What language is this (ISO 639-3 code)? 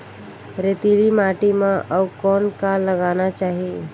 hne